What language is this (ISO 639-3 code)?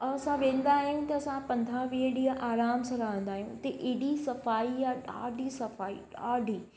snd